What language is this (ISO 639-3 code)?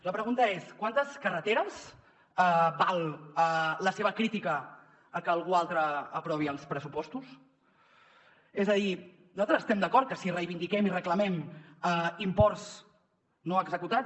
cat